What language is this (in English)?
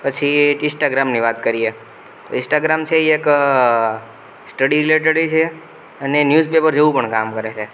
Gujarati